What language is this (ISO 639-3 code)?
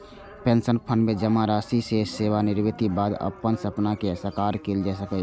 mai